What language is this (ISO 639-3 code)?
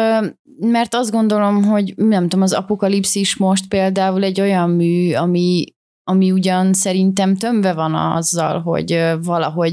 hun